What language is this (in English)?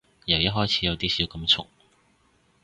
Cantonese